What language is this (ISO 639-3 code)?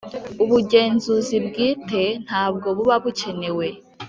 kin